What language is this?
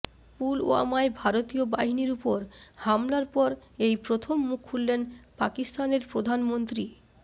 Bangla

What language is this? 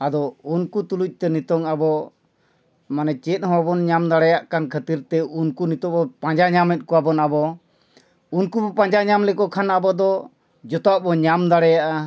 Santali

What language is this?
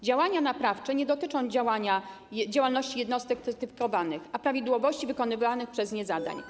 Polish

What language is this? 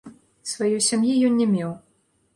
Belarusian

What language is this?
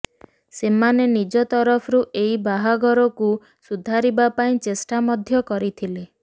Odia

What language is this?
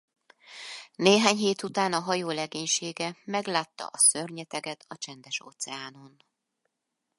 Hungarian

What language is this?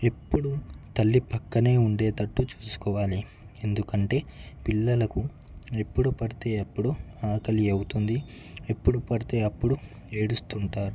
Telugu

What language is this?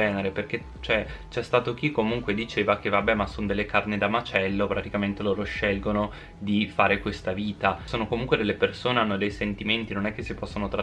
Italian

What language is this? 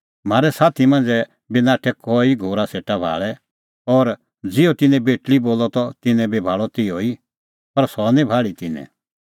Kullu Pahari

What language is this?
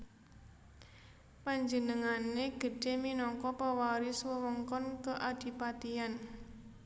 Javanese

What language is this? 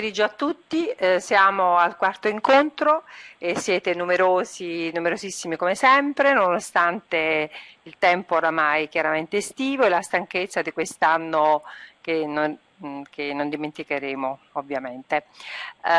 Italian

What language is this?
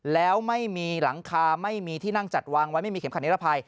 Thai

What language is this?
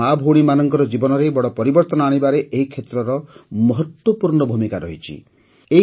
Odia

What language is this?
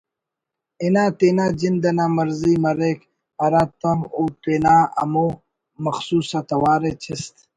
Brahui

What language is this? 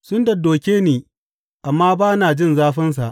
Hausa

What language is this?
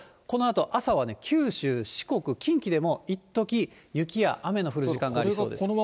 Japanese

